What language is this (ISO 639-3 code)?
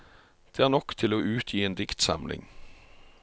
nor